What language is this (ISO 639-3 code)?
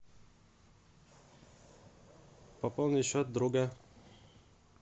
rus